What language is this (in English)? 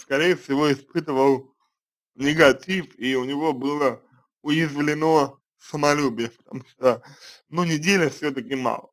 Russian